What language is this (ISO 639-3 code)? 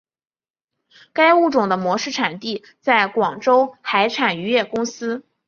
zho